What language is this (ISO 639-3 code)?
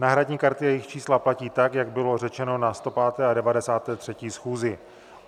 ces